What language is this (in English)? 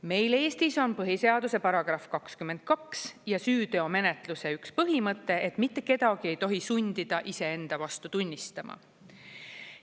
Estonian